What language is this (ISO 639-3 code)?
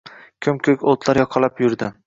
uzb